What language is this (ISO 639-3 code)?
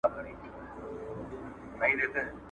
pus